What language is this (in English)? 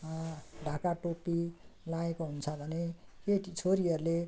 Nepali